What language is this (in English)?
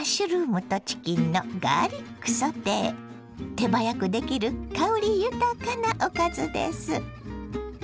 Japanese